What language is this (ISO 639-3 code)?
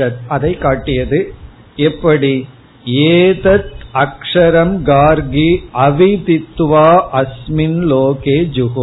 tam